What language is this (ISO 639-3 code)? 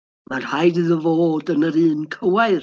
cym